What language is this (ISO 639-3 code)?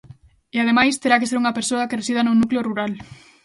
glg